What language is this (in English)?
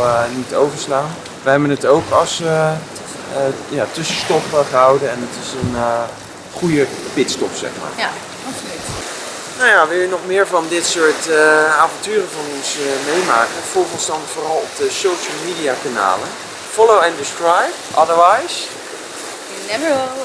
Dutch